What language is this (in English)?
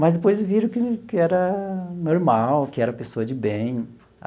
Portuguese